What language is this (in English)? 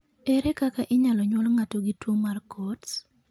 Luo (Kenya and Tanzania)